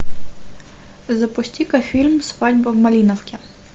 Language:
Russian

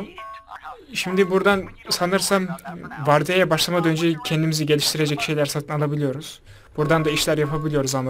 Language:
Turkish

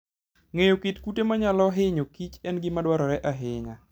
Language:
Luo (Kenya and Tanzania)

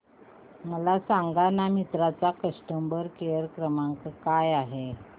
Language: Marathi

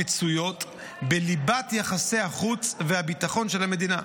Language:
Hebrew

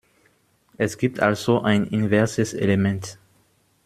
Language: German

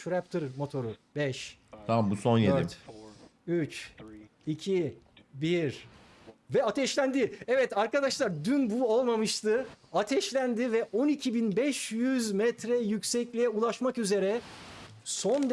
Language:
Turkish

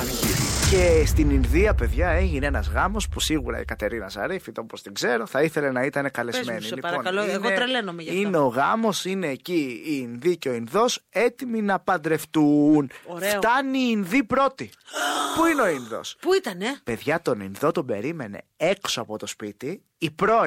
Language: Greek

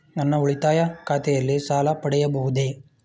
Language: Kannada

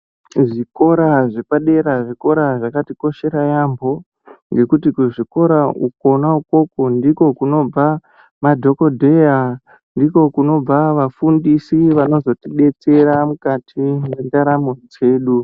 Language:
Ndau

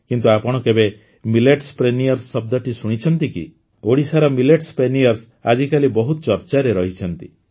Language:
Odia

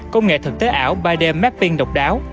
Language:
Vietnamese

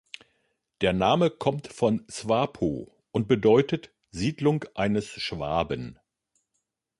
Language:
German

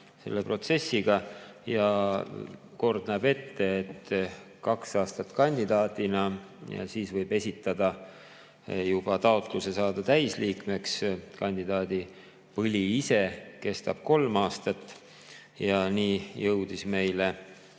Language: Estonian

